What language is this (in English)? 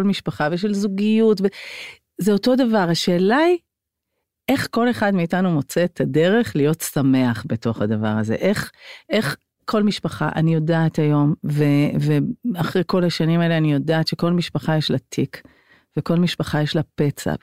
Hebrew